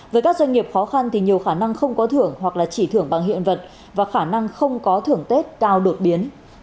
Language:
Vietnamese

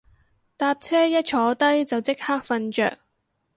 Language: Cantonese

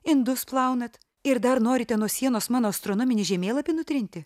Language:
Lithuanian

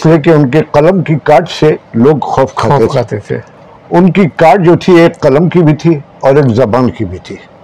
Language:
Urdu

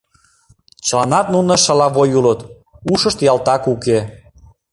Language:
Mari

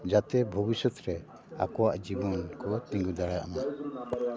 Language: Santali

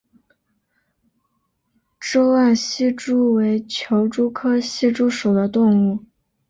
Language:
Chinese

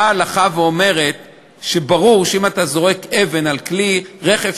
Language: Hebrew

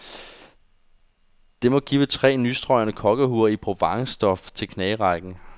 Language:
Danish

